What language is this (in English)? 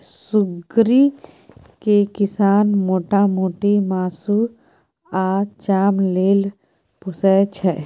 Maithili